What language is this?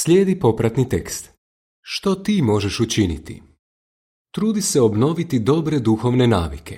Croatian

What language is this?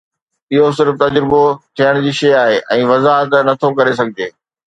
Sindhi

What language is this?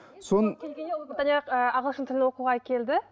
Kazakh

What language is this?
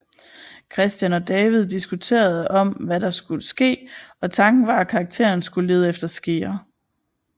Danish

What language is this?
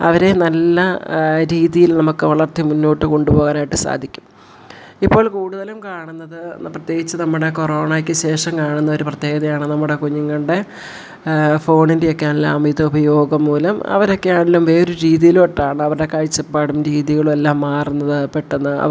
Malayalam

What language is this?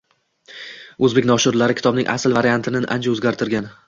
Uzbek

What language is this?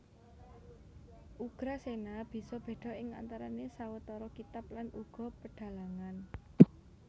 Javanese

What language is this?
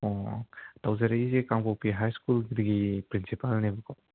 Manipuri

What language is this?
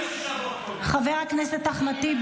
Hebrew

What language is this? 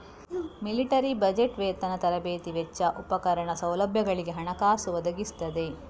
Kannada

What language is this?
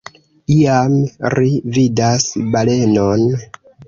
Esperanto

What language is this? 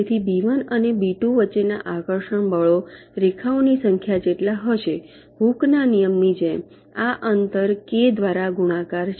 Gujarati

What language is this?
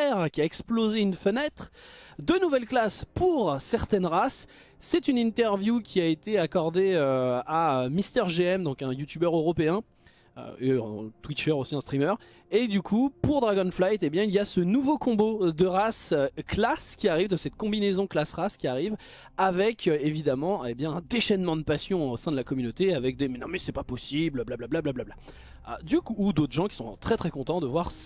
French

